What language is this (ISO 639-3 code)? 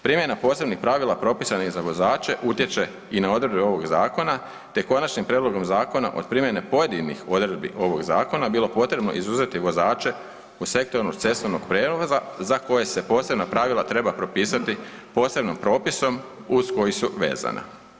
hrv